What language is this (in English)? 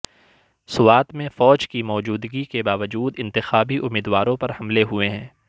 Urdu